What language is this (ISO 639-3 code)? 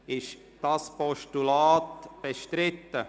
gsw